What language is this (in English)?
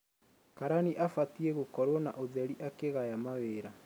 Kikuyu